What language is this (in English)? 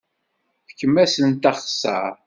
Kabyle